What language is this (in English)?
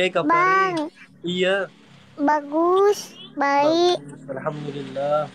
Indonesian